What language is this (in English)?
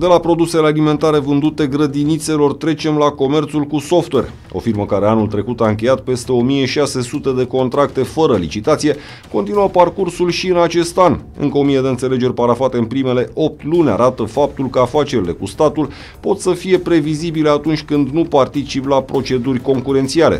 Romanian